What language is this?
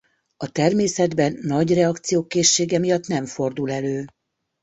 Hungarian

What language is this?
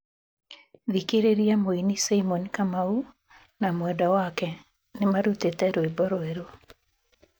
Kikuyu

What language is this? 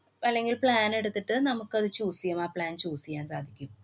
Malayalam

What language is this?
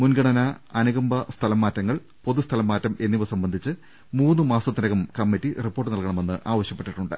Malayalam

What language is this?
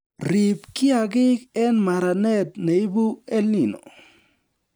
Kalenjin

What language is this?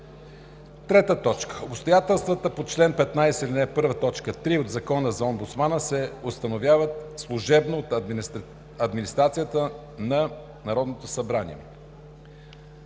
Bulgarian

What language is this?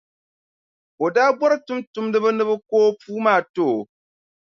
Dagbani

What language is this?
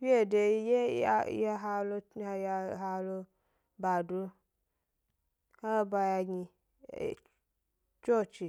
Gbari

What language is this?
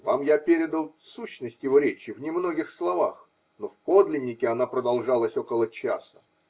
Russian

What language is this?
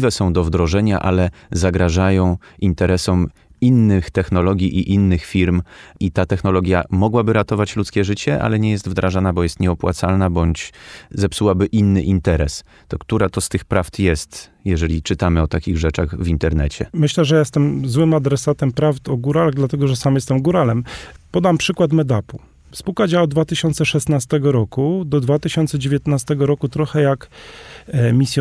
Polish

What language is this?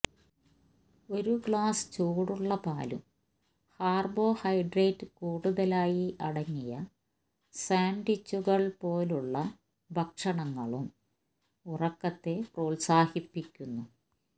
Malayalam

